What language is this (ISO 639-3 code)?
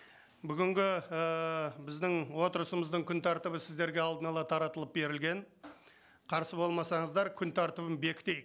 kaz